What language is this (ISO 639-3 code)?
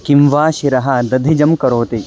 san